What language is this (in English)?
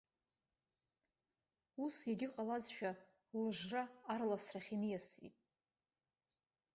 Abkhazian